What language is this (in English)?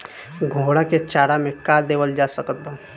Bhojpuri